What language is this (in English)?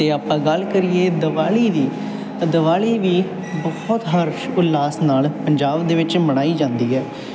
Punjabi